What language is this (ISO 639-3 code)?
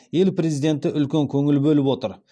kaz